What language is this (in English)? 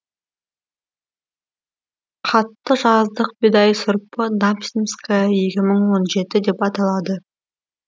Kazakh